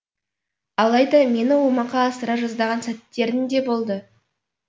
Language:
Kazakh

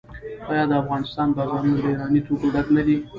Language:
Pashto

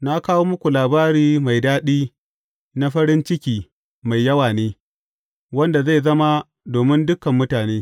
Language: Hausa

